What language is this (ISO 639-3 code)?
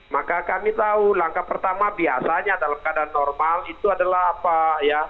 ind